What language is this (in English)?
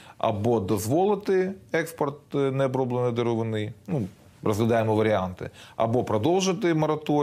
Ukrainian